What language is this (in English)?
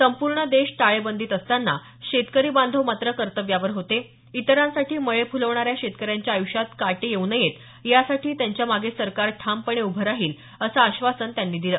Marathi